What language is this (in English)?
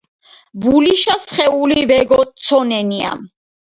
Georgian